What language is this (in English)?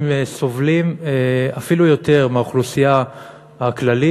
Hebrew